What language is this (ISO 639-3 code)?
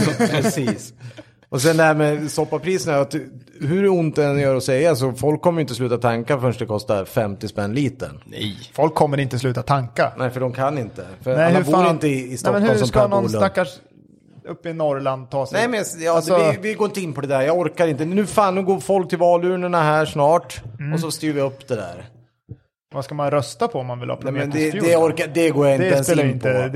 swe